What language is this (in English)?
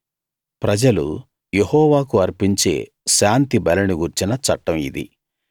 Telugu